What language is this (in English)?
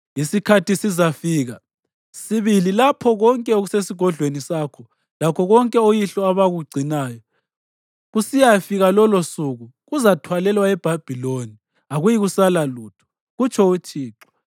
North Ndebele